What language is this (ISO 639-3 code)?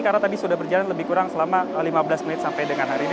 ind